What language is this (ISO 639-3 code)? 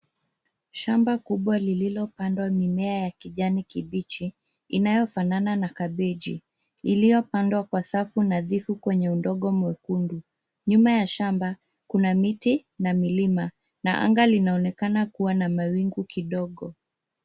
swa